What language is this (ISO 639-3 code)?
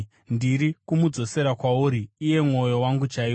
sna